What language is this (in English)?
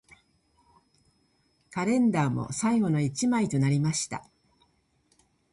Japanese